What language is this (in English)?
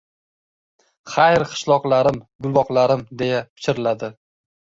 Uzbek